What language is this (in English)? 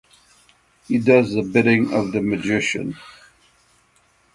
English